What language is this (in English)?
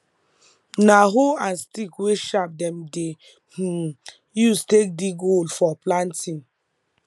Nigerian Pidgin